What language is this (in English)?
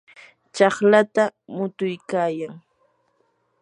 Yanahuanca Pasco Quechua